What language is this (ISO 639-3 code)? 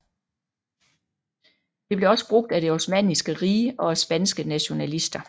dan